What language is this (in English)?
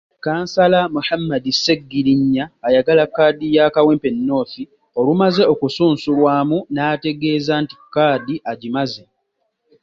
Ganda